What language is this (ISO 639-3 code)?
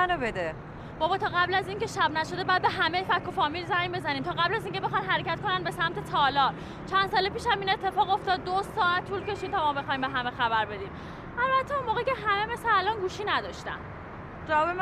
fas